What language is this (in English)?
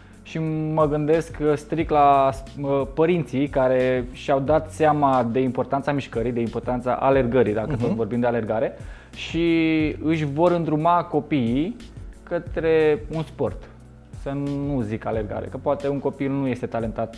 Romanian